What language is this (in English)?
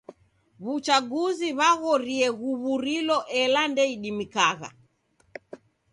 Taita